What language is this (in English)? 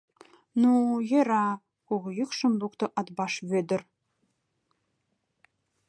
Mari